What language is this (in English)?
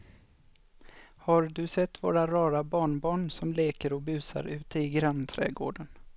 Swedish